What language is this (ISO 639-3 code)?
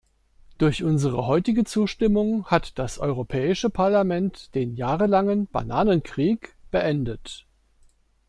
deu